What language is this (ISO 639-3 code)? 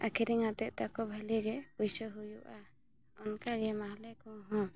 sat